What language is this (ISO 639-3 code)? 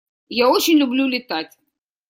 rus